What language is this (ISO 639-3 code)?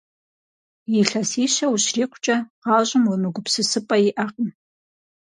kbd